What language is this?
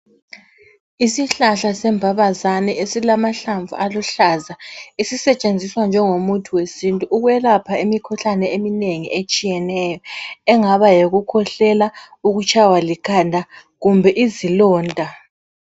North Ndebele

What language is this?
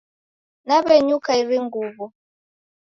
Taita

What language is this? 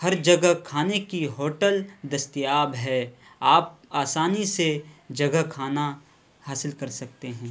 Urdu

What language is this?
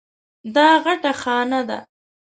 Pashto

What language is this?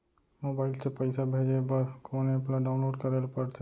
Chhattisgarhi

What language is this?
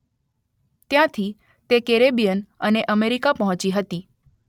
Gujarati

